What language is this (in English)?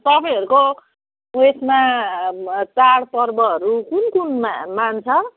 Nepali